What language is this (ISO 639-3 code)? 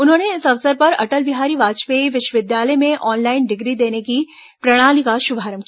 hin